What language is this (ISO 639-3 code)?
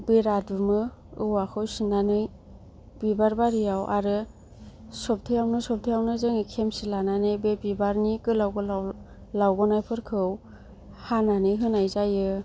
brx